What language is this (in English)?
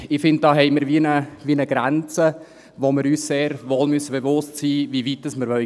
Swiss German